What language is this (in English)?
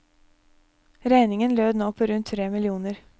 Norwegian